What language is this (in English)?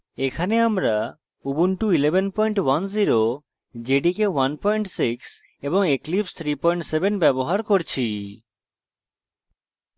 Bangla